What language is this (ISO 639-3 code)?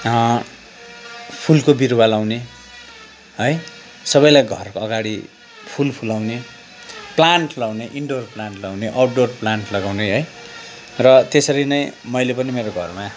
nep